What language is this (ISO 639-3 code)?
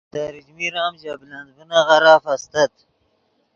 ydg